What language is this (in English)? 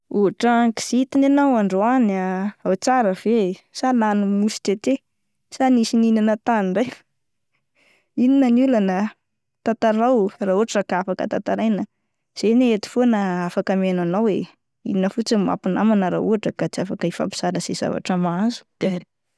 Malagasy